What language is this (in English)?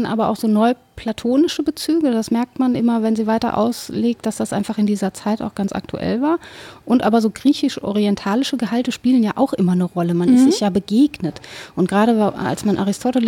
German